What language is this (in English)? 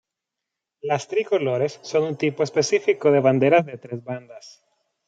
Spanish